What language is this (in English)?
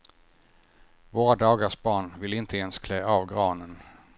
Swedish